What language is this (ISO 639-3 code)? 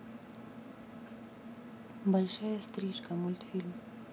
rus